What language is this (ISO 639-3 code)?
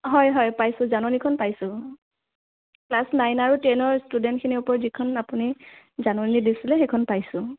asm